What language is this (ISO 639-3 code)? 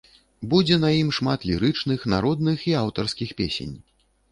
bel